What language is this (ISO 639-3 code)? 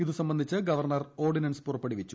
mal